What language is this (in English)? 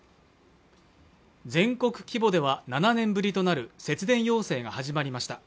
Japanese